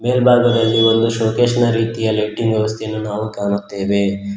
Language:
Kannada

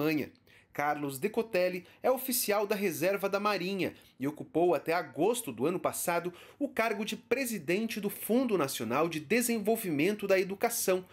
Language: Portuguese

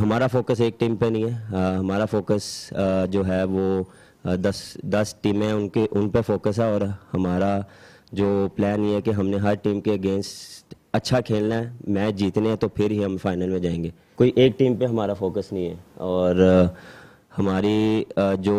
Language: Urdu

